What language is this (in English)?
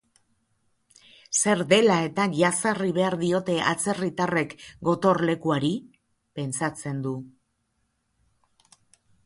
Basque